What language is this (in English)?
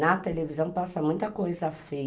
Portuguese